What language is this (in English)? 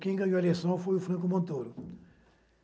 Portuguese